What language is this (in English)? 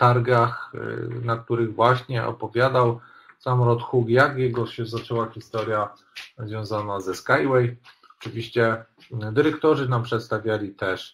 Polish